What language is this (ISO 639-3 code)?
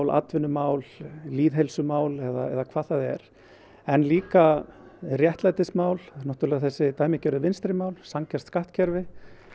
isl